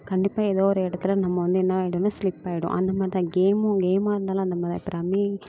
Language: Tamil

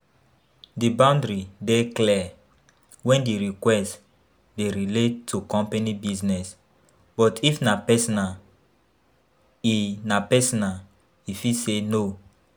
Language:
Nigerian Pidgin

